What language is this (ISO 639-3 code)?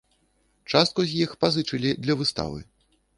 bel